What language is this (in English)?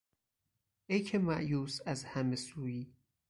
Persian